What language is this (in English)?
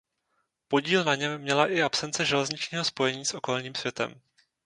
Czech